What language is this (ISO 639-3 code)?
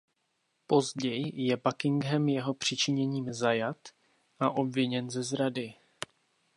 ces